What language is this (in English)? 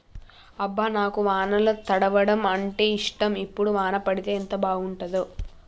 Telugu